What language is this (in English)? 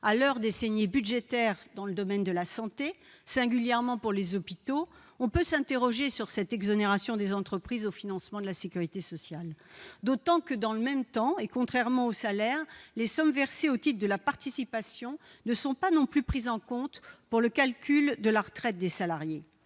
French